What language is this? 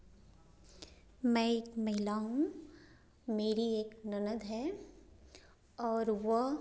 Hindi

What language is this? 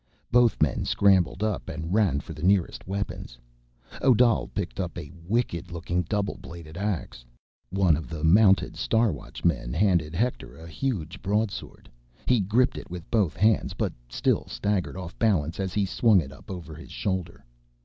English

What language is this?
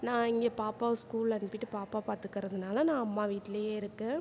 Tamil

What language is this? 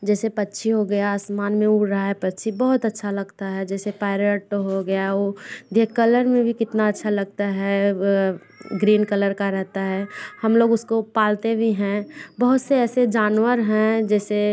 Hindi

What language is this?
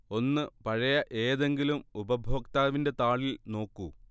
Malayalam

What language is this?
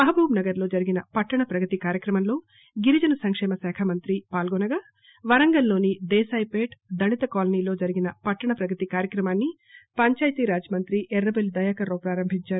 Telugu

